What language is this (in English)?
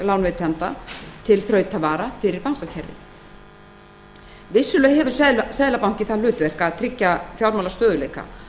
Icelandic